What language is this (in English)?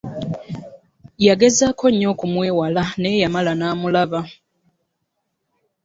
Ganda